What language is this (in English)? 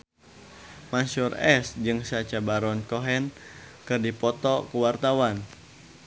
Sundanese